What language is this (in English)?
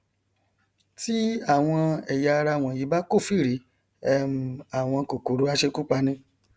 Yoruba